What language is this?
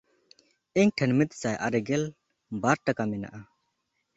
Santali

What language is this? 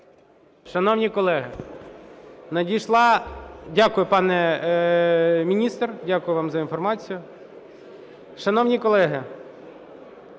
Ukrainian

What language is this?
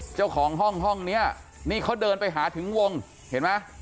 Thai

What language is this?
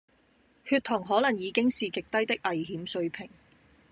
Cantonese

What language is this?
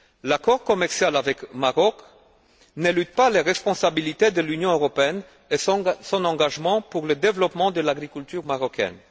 French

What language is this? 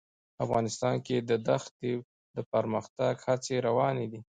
Pashto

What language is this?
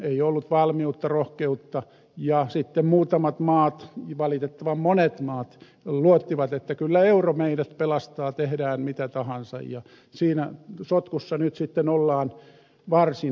Finnish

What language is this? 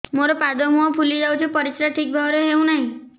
Odia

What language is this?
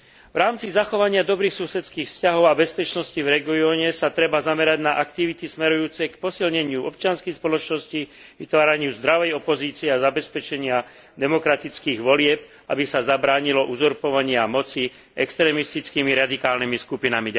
Slovak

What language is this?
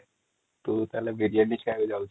Odia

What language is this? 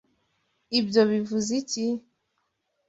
Kinyarwanda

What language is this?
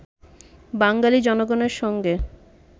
Bangla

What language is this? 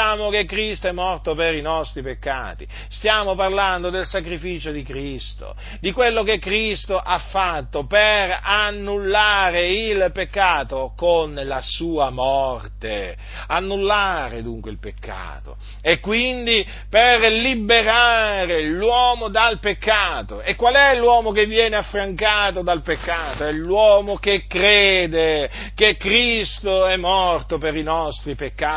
Italian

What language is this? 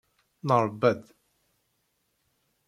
Kabyle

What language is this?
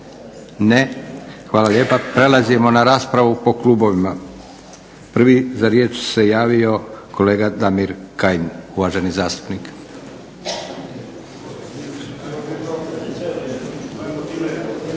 Croatian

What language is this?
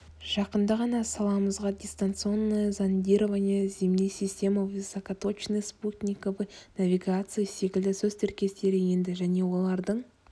Kazakh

